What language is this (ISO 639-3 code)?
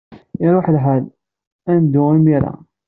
kab